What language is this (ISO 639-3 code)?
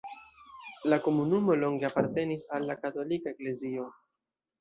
epo